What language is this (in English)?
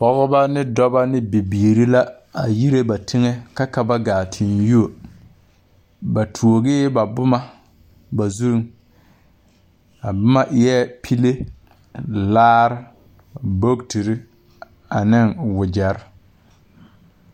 Southern Dagaare